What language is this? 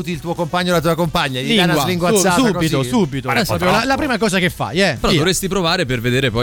Italian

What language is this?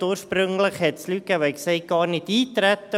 Swiss German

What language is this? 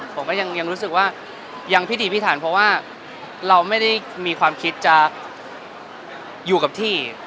Thai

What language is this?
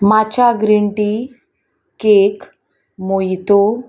Konkani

